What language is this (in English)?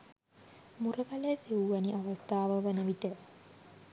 Sinhala